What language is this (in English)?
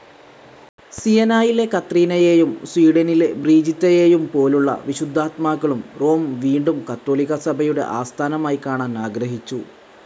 Malayalam